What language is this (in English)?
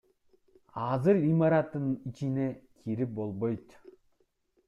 Kyrgyz